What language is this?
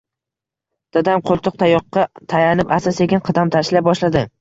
Uzbek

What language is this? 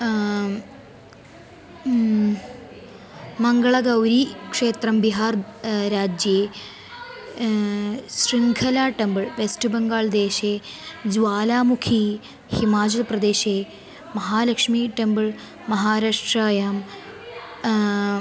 Sanskrit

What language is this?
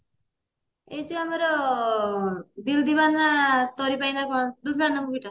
Odia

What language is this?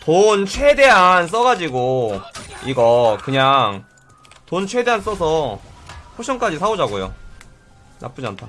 Korean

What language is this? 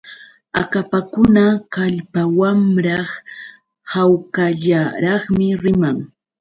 Yauyos Quechua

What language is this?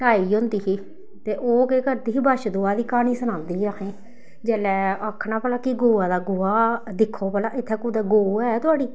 Dogri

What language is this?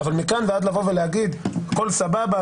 Hebrew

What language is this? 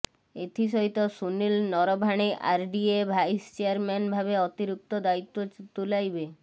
Odia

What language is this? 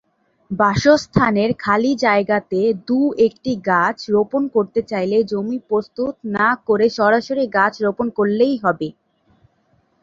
Bangla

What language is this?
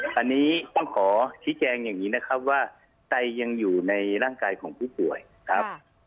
Thai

